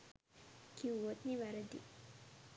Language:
Sinhala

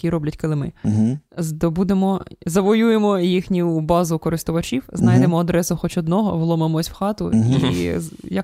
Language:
Ukrainian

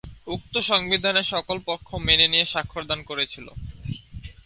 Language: Bangla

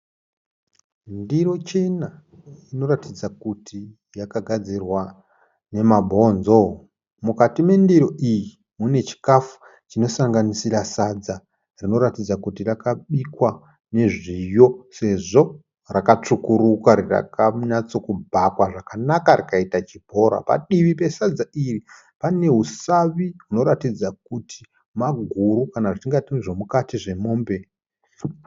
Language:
Shona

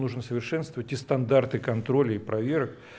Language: Russian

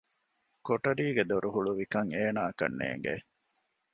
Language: Divehi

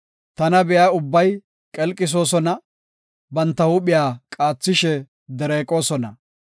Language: Gofa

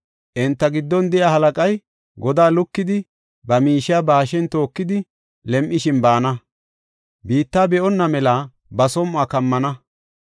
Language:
Gofa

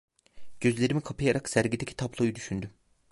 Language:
Turkish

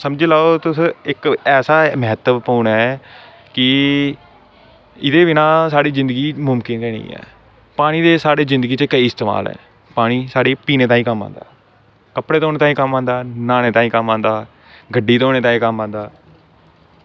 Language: Dogri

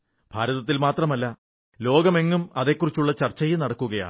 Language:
Malayalam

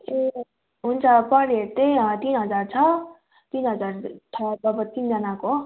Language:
Nepali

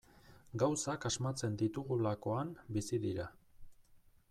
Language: Basque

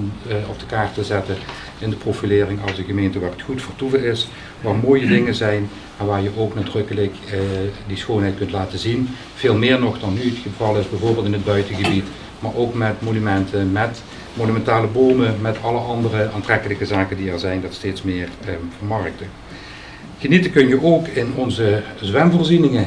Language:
Dutch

